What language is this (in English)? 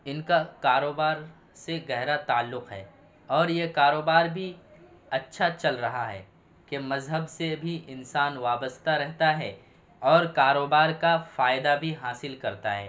Urdu